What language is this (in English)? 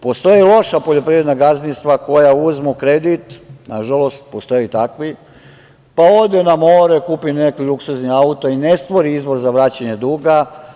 Serbian